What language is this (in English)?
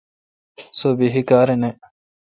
Kalkoti